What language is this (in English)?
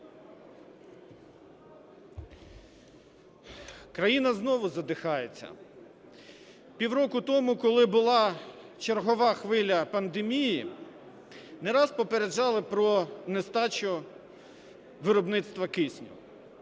Ukrainian